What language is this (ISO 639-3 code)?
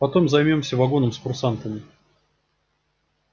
rus